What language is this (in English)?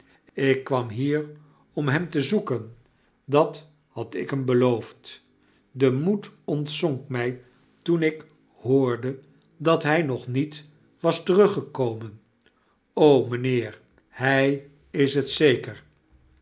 Dutch